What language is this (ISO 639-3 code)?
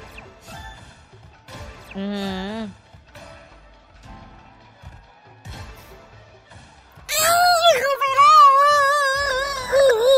tha